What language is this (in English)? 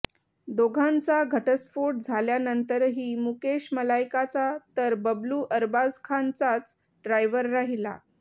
Marathi